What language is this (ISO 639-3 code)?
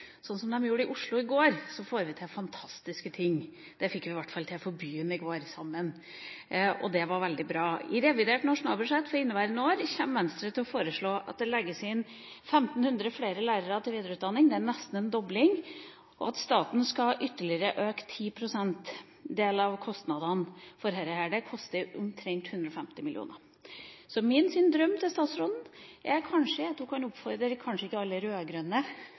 nob